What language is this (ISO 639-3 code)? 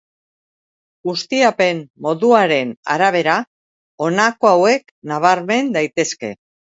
eus